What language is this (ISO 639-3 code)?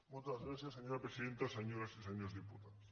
cat